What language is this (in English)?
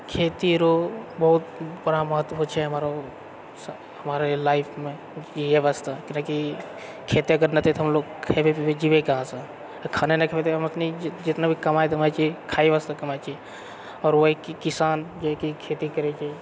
Maithili